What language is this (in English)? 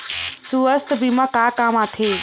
Chhattisgarhi